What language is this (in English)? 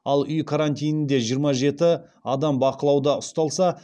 Kazakh